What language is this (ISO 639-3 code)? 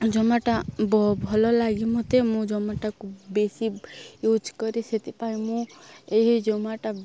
ori